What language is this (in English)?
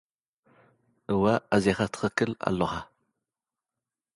Tigrinya